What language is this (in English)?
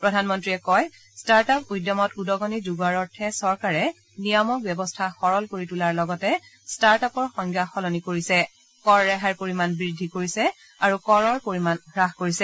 Assamese